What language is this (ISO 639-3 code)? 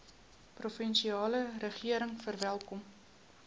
afr